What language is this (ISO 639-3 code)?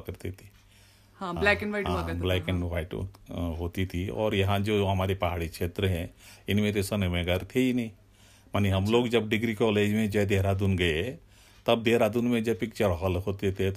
hin